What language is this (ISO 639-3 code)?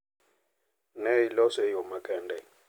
luo